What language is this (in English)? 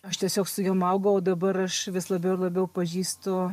Lithuanian